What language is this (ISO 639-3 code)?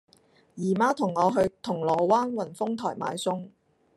yue